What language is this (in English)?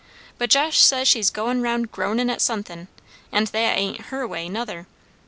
English